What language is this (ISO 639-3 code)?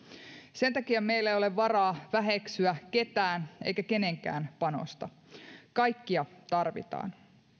fin